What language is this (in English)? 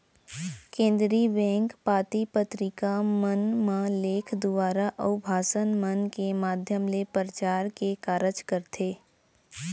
Chhattisgarhi